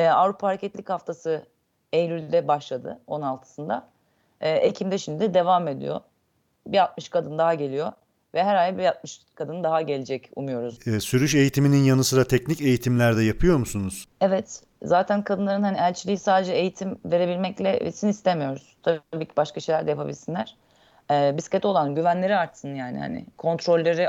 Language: Turkish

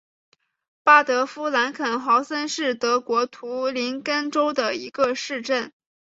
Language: Chinese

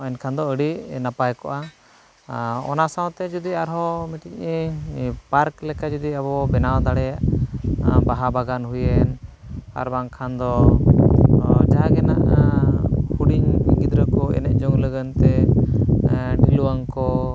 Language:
Santali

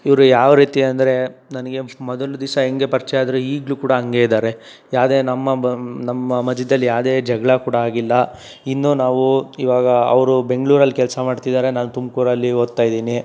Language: Kannada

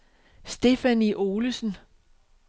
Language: Danish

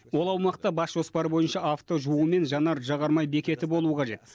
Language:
Kazakh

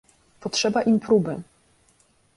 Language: Polish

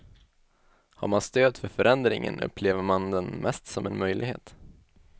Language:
Swedish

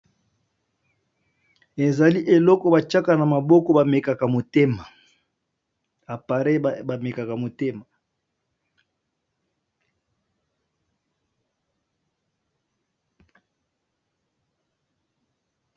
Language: Lingala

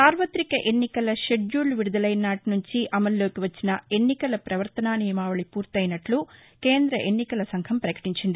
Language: Telugu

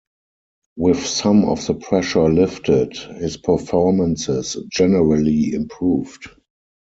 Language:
English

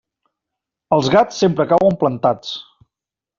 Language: Catalan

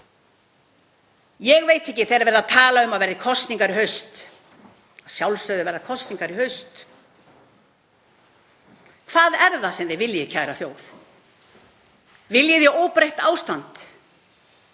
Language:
Icelandic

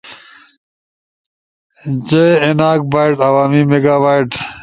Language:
Ushojo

